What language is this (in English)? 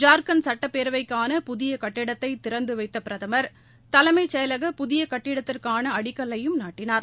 Tamil